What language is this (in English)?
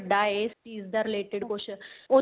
Punjabi